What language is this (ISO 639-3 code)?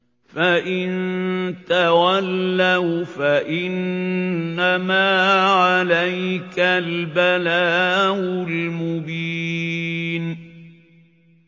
ara